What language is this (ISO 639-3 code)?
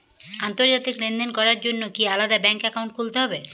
ben